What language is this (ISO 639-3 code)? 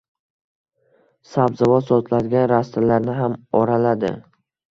uzb